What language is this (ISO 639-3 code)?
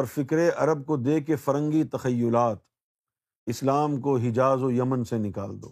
urd